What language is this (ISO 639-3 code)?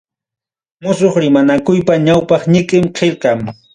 quy